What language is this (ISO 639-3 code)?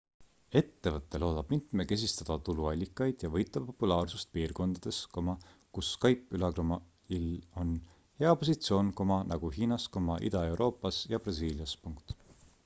est